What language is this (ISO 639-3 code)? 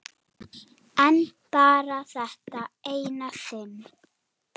isl